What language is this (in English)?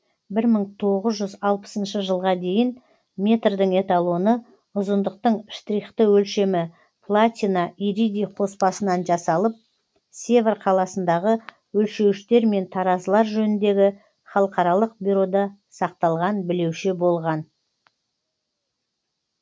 Kazakh